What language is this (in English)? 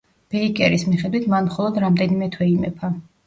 Georgian